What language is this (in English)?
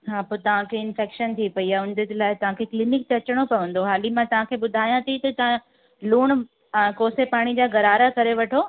Sindhi